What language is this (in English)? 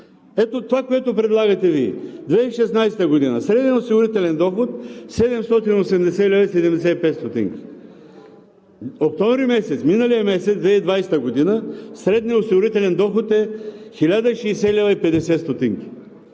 Bulgarian